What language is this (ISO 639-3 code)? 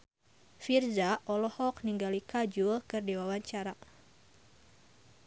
sun